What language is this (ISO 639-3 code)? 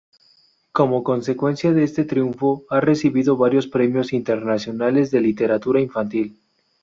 spa